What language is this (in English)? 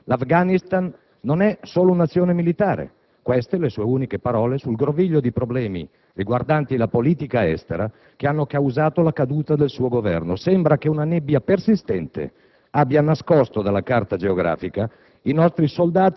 Italian